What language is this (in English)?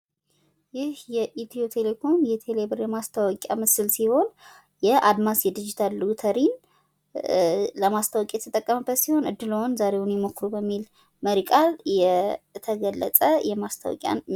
Amharic